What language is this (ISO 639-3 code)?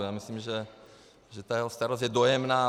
ces